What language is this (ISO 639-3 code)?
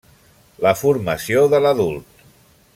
cat